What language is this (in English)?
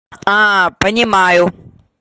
Russian